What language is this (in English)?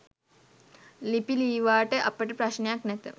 Sinhala